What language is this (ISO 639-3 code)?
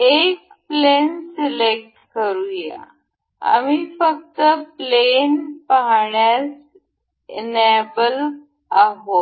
mar